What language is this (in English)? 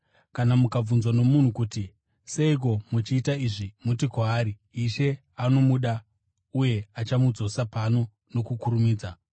Shona